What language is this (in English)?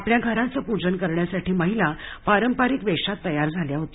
Marathi